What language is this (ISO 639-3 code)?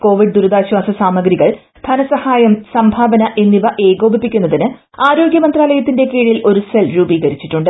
mal